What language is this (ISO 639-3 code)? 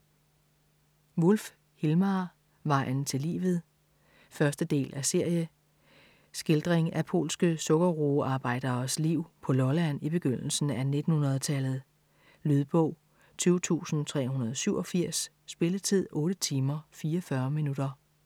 dan